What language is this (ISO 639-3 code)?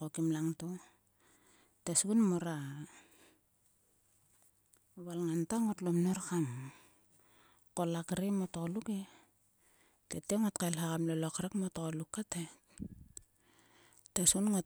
sua